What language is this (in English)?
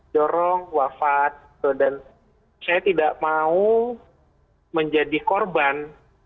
Indonesian